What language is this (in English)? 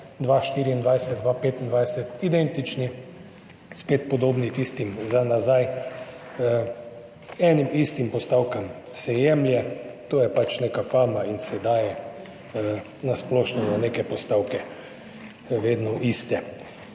Slovenian